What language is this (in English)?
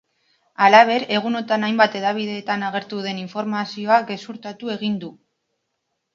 Basque